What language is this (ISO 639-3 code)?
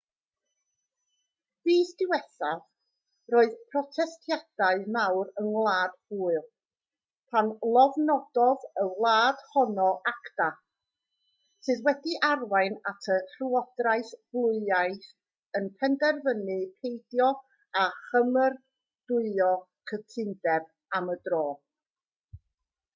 cym